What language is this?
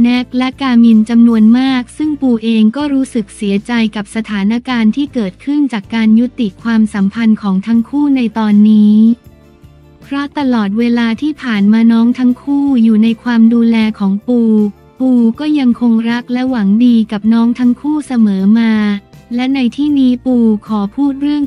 Thai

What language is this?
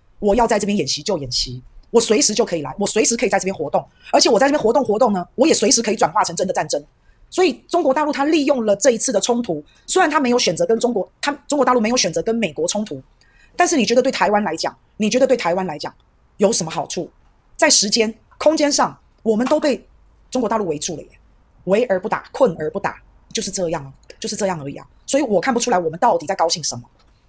Chinese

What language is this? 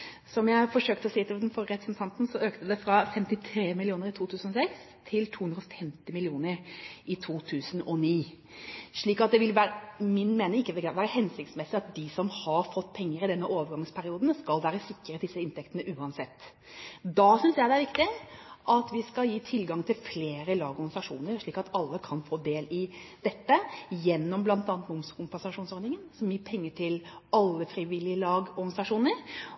Norwegian Bokmål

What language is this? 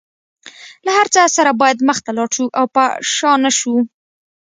Pashto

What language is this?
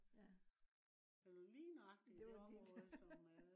Danish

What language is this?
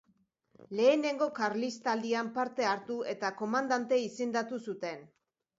Basque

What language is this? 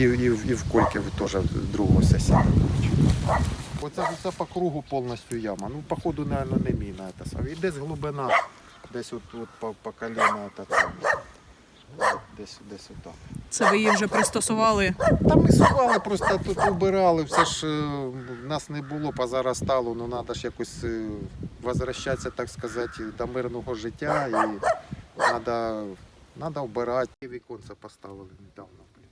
Ukrainian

